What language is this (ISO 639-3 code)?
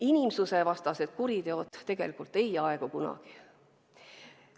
est